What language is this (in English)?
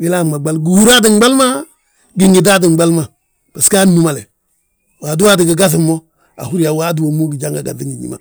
Balanta-Ganja